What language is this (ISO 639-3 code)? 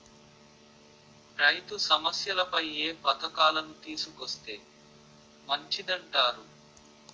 tel